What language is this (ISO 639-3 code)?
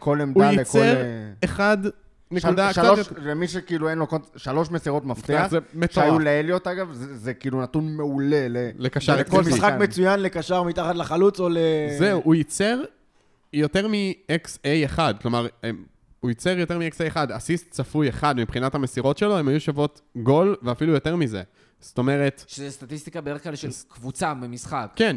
heb